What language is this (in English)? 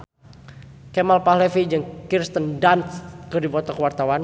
Sundanese